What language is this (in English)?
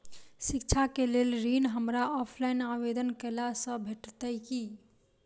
Maithili